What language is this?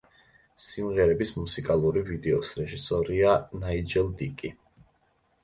Georgian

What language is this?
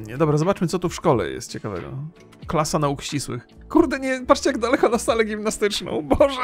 Polish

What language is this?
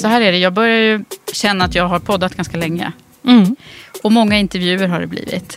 Swedish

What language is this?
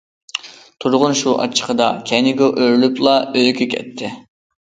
Uyghur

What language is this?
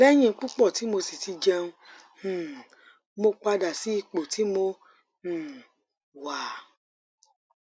Yoruba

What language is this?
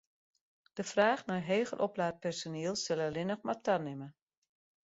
Western Frisian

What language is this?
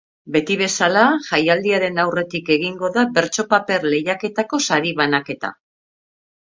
Basque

